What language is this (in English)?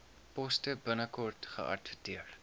Afrikaans